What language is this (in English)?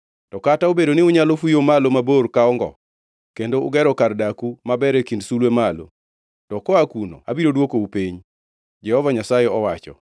Luo (Kenya and Tanzania)